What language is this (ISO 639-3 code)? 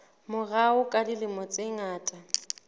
sot